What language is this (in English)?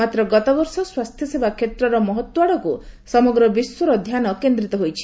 Odia